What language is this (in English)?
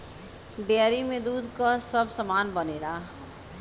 Bhojpuri